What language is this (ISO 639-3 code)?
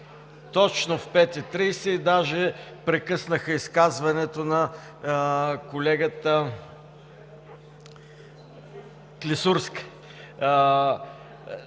bul